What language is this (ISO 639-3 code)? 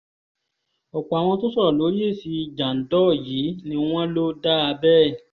yor